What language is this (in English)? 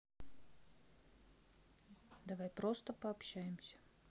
Russian